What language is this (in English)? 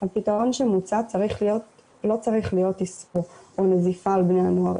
Hebrew